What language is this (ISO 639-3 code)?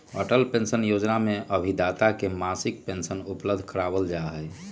mag